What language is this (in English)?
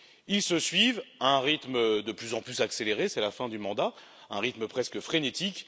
French